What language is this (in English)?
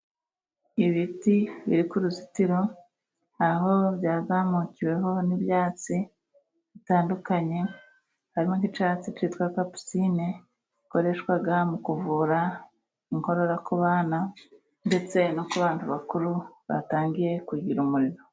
Kinyarwanda